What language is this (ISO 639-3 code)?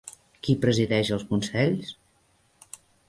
cat